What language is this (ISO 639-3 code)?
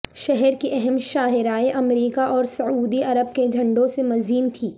urd